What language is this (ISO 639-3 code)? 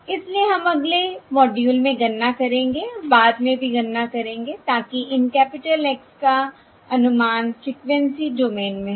hin